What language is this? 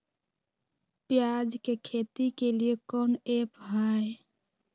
Magahi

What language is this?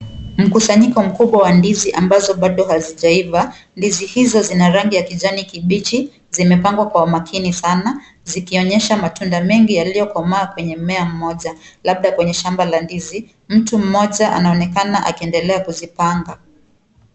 Swahili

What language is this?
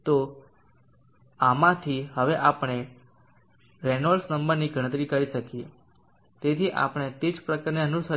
Gujarati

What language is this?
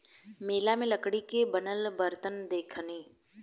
Bhojpuri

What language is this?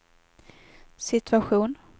Swedish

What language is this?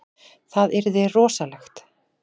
Icelandic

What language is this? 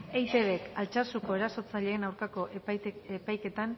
Basque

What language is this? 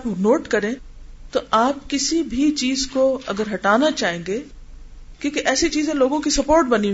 Urdu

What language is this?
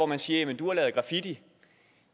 Danish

